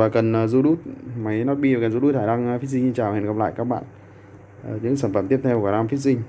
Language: Vietnamese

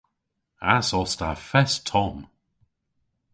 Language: Cornish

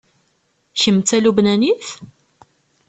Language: Kabyle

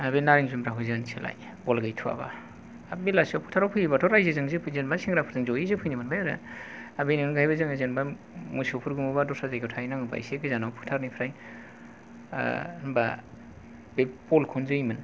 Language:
Bodo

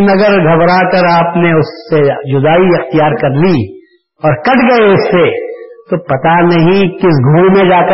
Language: Urdu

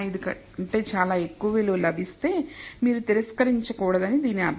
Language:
Telugu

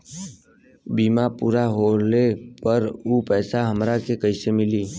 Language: Bhojpuri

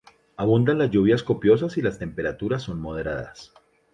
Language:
Spanish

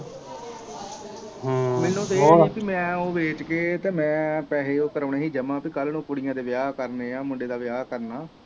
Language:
Punjabi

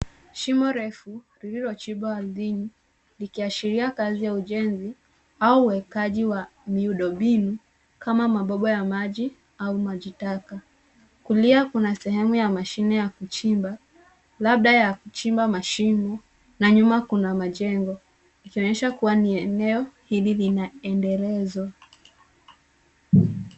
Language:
Swahili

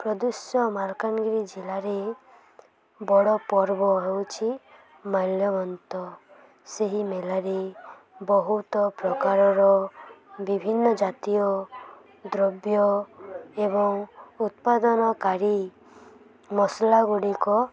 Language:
Odia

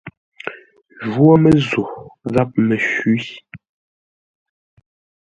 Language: Ngombale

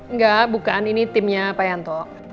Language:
Indonesian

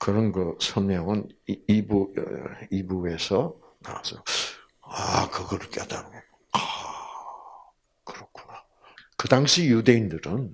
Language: Korean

